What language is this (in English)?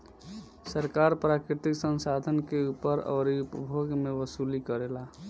Bhojpuri